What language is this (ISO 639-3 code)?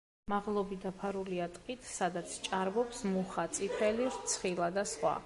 kat